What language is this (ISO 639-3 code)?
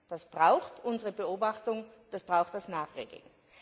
deu